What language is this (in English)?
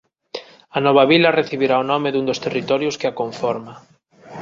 Galician